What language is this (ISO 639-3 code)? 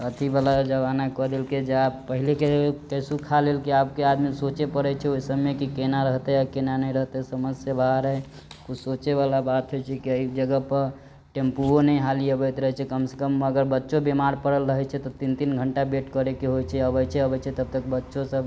mai